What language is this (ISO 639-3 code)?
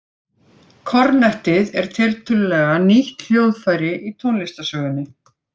isl